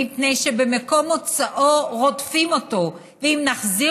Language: Hebrew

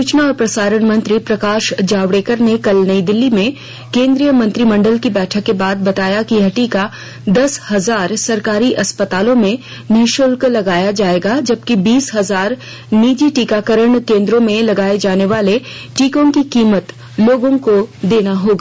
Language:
Hindi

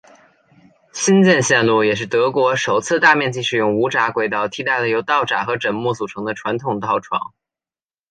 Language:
Chinese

